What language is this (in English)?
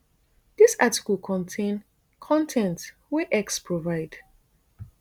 Nigerian Pidgin